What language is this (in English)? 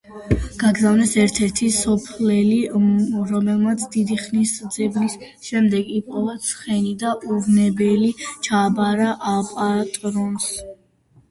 Georgian